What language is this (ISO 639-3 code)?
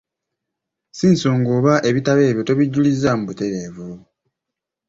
lug